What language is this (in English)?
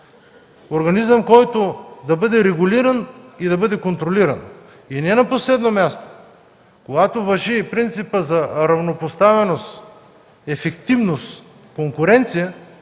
Bulgarian